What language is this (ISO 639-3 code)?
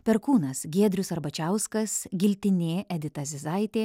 lit